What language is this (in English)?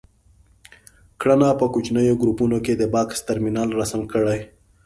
Pashto